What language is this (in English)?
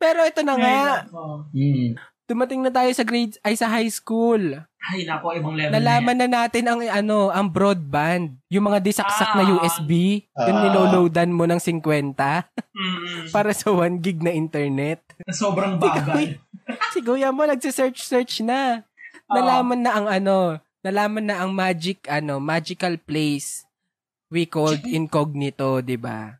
Filipino